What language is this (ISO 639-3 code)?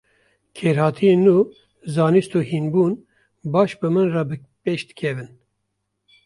kur